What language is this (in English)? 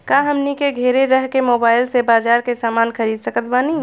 Bhojpuri